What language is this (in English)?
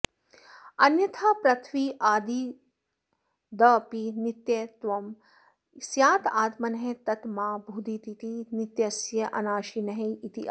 Sanskrit